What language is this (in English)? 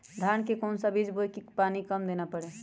Magahi